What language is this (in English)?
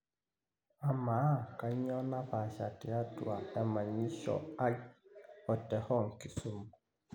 Masai